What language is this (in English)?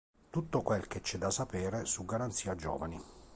Italian